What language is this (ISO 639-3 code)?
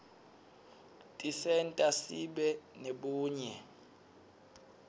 ssw